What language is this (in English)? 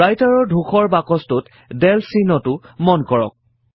Assamese